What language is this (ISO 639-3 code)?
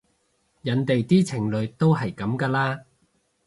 yue